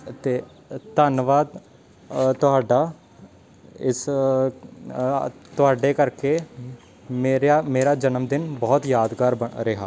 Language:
Punjabi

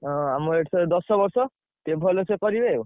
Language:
Odia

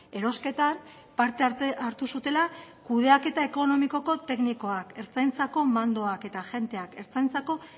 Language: Basque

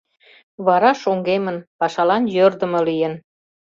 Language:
Mari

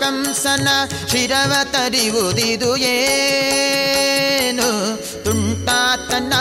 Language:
Kannada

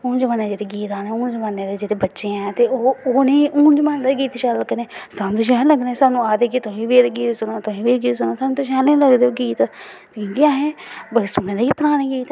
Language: Dogri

